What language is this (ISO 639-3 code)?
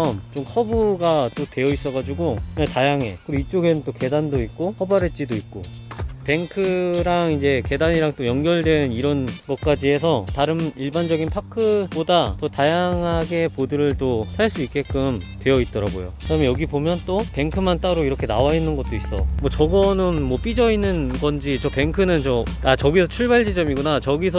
kor